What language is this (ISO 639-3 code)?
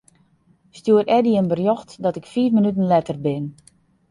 fry